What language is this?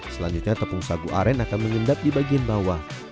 Indonesian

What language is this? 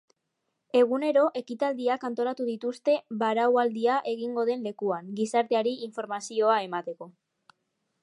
Basque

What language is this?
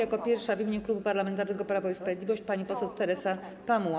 Polish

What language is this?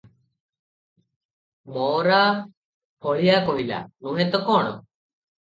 Odia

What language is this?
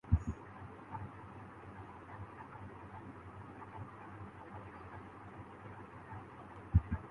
Urdu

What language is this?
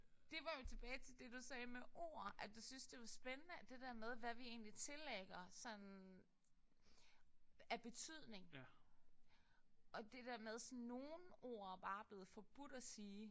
Danish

